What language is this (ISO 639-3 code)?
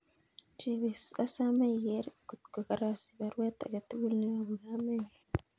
kln